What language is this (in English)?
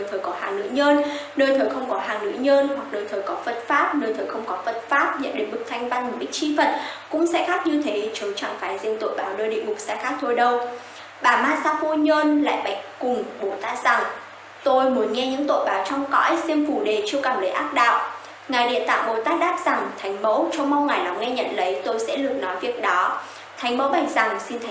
Vietnamese